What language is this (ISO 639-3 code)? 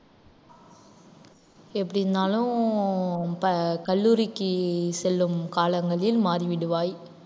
tam